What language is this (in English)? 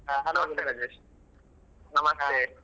Kannada